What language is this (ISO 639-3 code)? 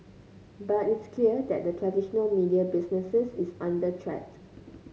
eng